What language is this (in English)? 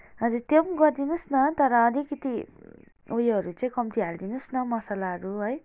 Nepali